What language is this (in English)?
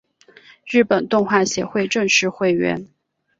Chinese